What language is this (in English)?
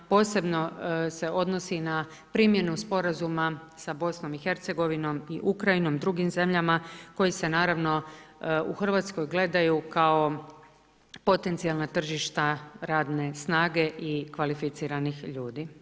Croatian